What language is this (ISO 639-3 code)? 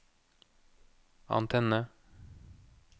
nor